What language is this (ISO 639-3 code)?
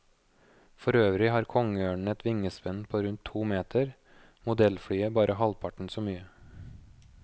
nor